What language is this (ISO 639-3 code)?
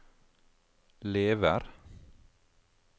nor